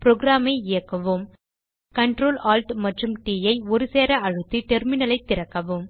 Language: Tamil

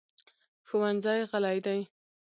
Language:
Pashto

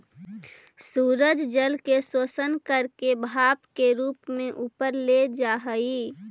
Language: Magahi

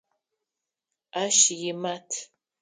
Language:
Adyghe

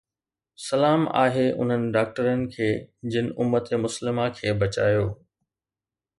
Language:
Sindhi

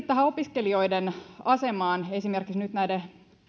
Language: Finnish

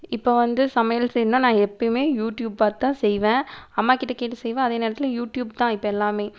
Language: Tamil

